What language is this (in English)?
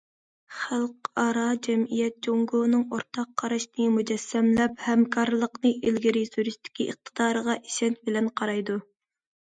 Uyghur